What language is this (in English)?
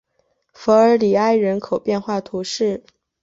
Chinese